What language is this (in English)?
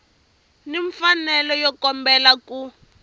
Tsonga